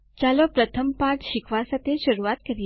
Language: Gujarati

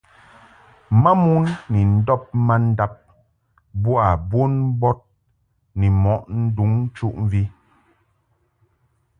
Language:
Mungaka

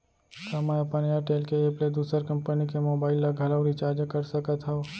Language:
Chhattisgarhi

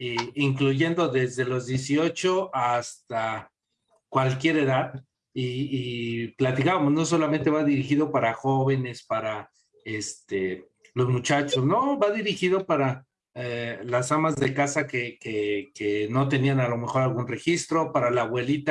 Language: Spanish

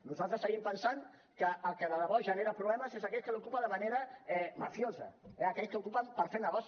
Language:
Catalan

